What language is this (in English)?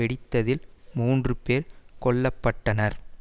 Tamil